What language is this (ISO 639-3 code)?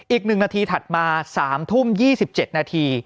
tha